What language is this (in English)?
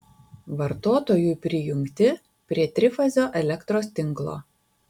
Lithuanian